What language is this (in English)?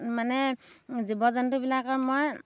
Assamese